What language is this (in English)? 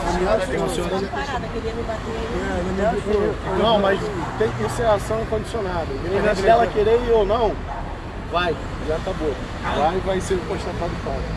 Portuguese